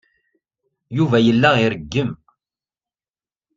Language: Kabyle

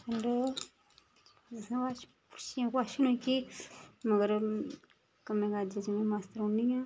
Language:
Dogri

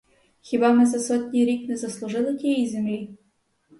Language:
Ukrainian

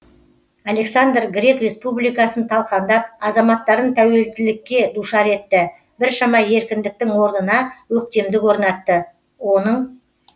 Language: Kazakh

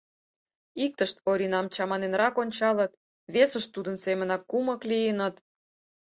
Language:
Mari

